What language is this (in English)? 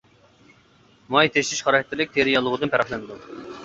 Uyghur